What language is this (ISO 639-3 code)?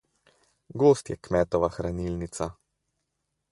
slv